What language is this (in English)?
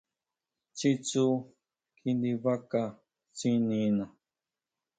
Huautla Mazatec